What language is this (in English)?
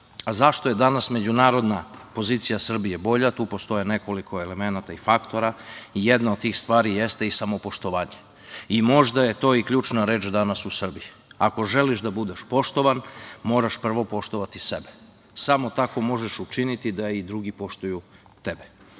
Serbian